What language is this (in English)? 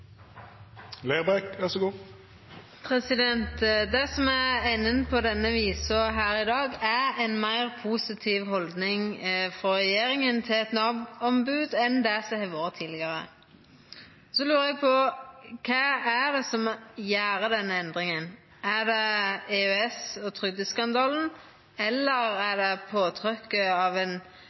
Norwegian